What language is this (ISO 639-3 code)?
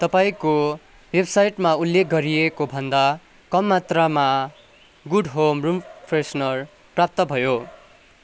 nep